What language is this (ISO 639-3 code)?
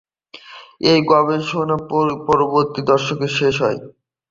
ben